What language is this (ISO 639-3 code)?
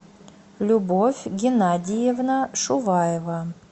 rus